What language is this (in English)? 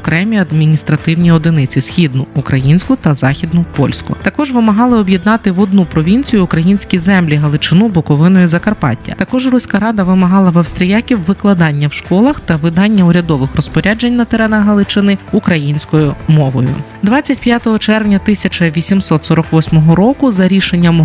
Ukrainian